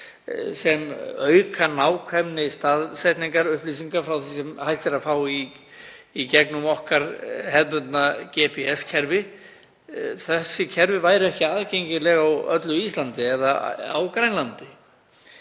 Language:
Icelandic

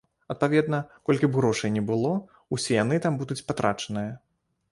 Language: Belarusian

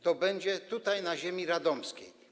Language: Polish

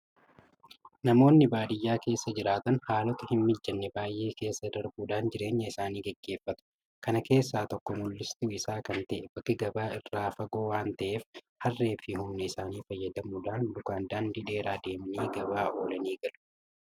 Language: Oromo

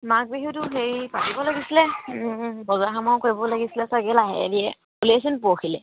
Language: Assamese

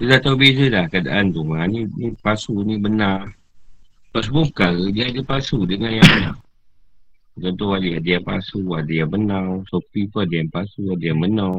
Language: Malay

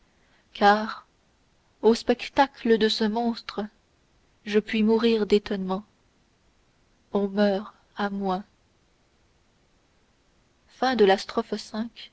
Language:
French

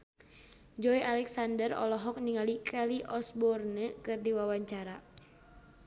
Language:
Sundanese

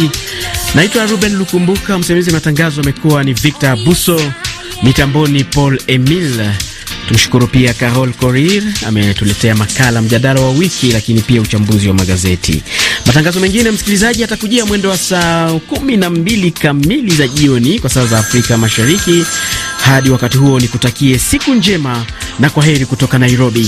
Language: Swahili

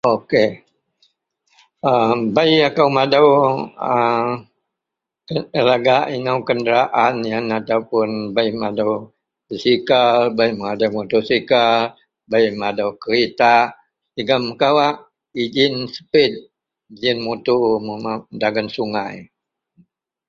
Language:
Central Melanau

